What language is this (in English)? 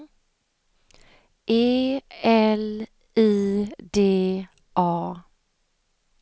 Swedish